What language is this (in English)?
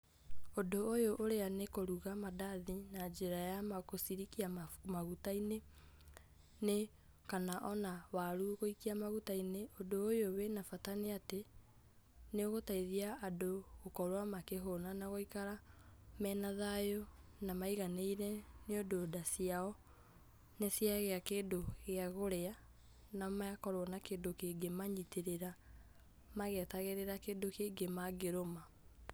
Kikuyu